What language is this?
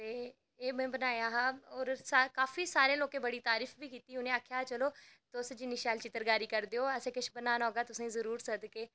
Dogri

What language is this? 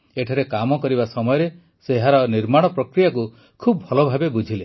Odia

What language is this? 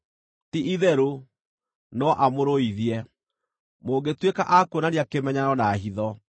Kikuyu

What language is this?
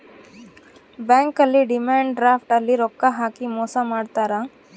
Kannada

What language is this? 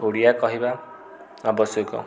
Odia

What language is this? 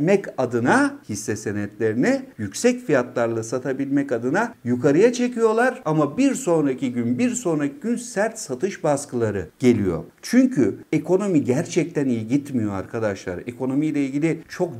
Turkish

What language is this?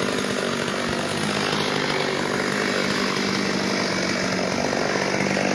Portuguese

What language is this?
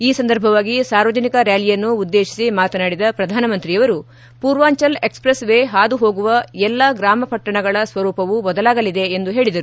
Kannada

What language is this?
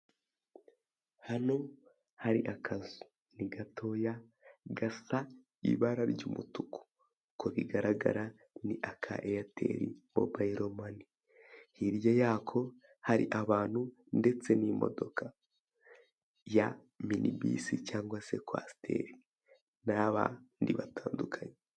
Kinyarwanda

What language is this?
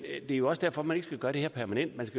Danish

